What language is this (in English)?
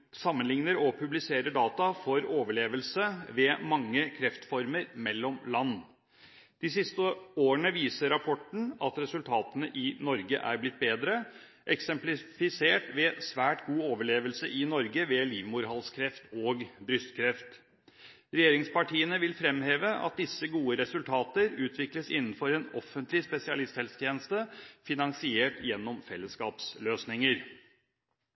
Norwegian Bokmål